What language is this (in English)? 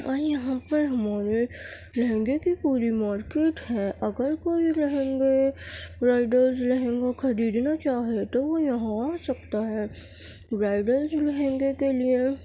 Urdu